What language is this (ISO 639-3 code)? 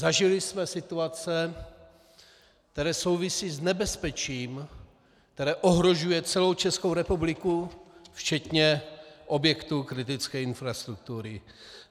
ces